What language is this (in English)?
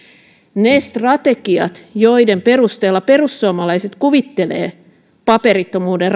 Finnish